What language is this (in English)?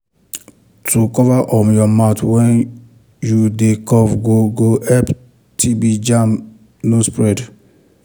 Nigerian Pidgin